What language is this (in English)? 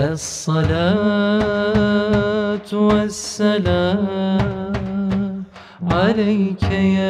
Turkish